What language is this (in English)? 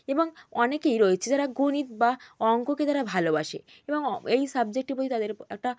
Bangla